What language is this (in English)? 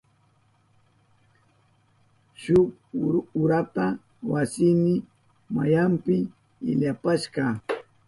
Southern Pastaza Quechua